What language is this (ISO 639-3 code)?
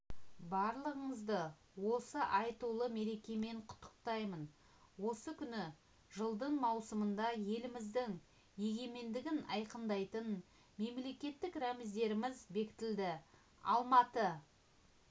kaz